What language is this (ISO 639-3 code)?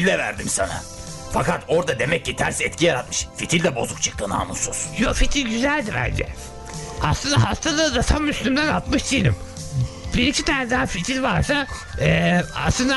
tur